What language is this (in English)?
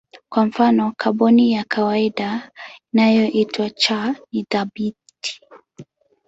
Swahili